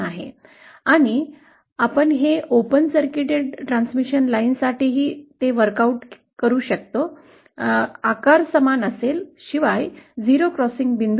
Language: Marathi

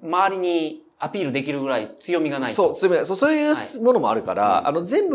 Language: Japanese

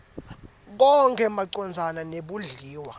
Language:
Swati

